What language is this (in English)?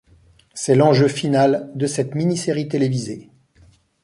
French